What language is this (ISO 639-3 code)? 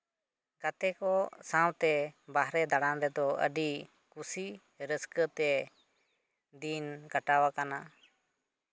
sat